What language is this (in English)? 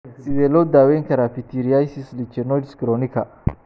Somali